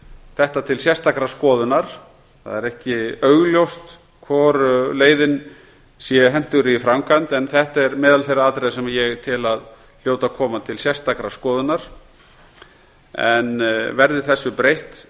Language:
Icelandic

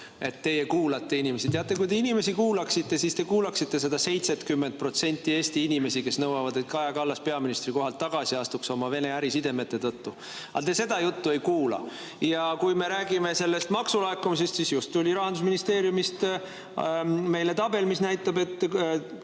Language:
Estonian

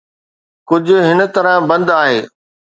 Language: Sindhi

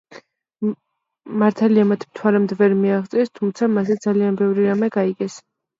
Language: Georgian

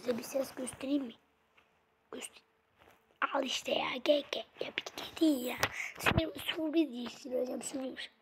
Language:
Turkish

